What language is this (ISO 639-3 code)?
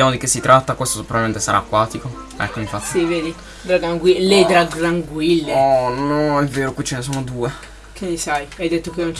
ita